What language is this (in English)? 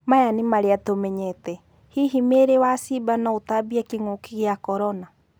Kikuyu